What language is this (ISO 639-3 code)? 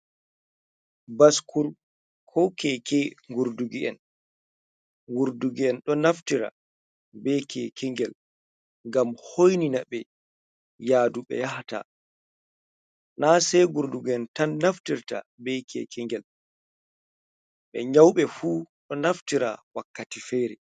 ful